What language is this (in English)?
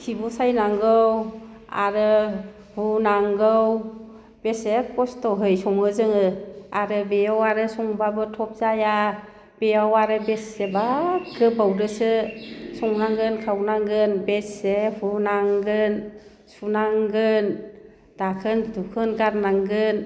Bodo